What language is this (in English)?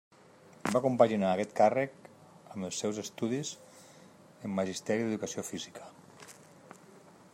Catalan